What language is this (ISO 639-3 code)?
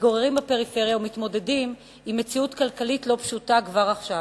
heb